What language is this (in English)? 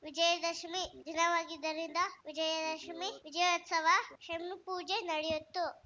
Kannada